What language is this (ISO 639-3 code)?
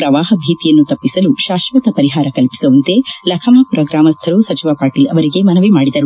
kan